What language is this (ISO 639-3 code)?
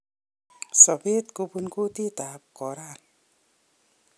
kln